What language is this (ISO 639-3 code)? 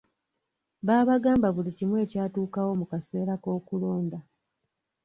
lug